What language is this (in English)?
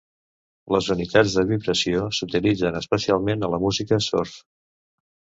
Catalan